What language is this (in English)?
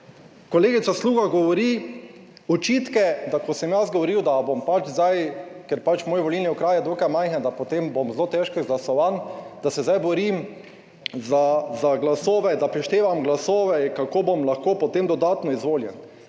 Slovenian